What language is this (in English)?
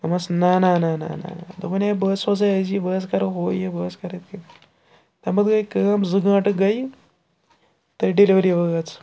Kashmiri